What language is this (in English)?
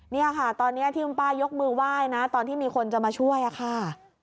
Thai